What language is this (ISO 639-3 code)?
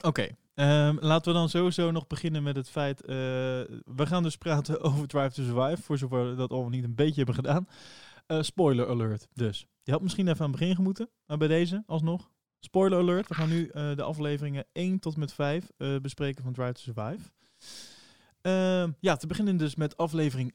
nld